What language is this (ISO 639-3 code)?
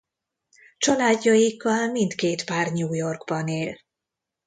hun